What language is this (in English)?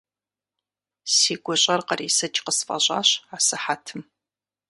Kabardian